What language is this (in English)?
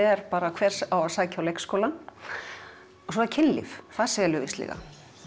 Icelandic